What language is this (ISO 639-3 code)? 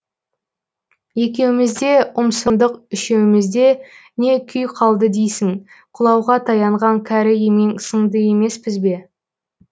kaz